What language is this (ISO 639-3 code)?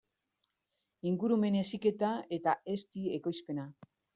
eus